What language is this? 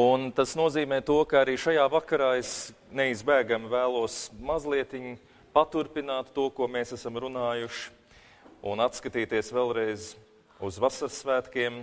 Latvian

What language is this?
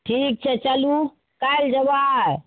Maithili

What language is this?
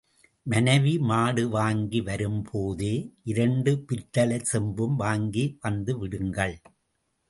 Tamil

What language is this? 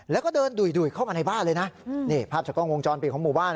Thai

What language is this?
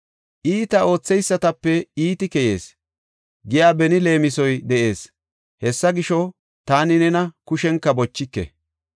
Gofa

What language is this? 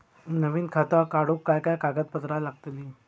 Marathi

